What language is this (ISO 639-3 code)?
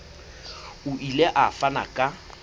sot